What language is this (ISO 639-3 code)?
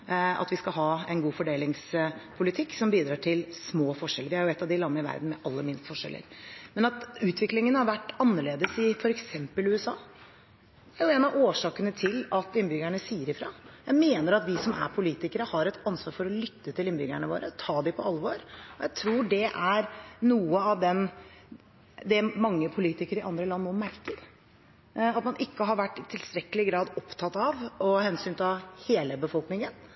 nob